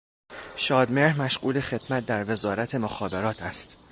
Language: Persian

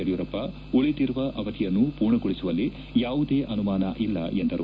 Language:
Kannada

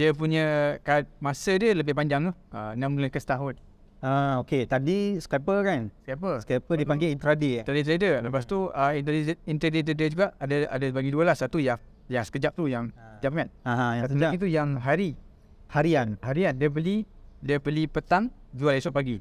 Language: Malay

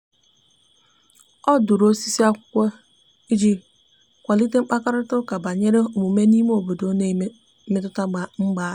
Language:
Igbo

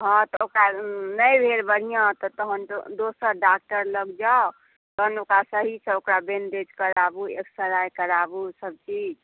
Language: Maithili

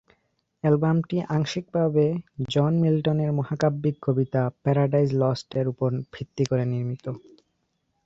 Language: Bangla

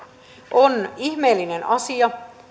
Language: Finnish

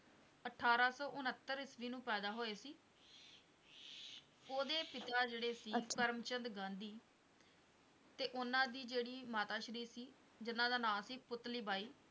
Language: Punjabi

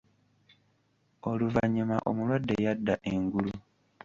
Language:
Ganda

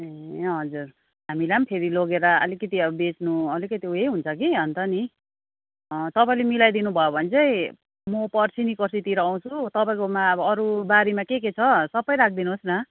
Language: Nepali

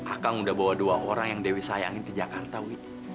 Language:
Indonesian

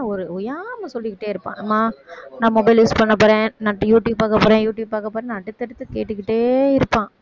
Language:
Tamil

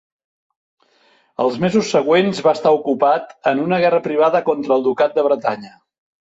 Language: Catalan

